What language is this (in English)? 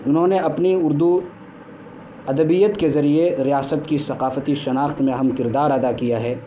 Urdu